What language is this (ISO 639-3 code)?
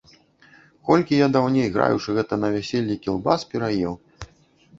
bel